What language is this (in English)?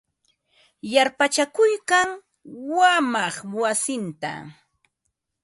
Ambo-Pasco Quechua